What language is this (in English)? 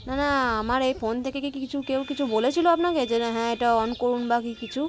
Bangla